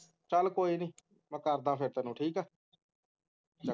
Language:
Punjabi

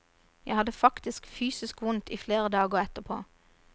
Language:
Norwegian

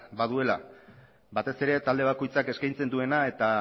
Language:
Basque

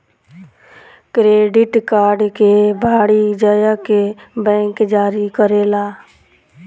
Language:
Bhojpuri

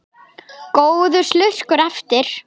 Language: Icelandic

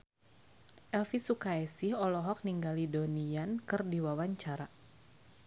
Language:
Sundanese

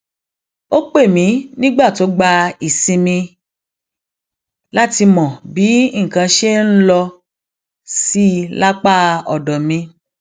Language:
Yoruba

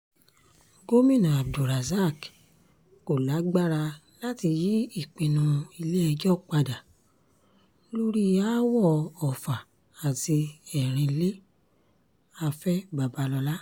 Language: Yoruba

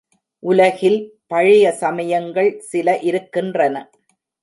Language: Tamil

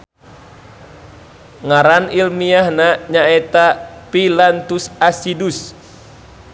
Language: Sundanese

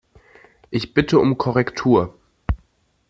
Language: German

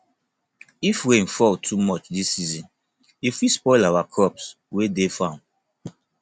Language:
Nigerian Pidgin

